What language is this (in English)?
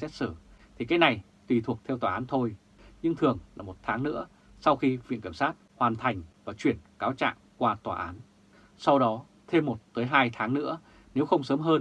Vietnamese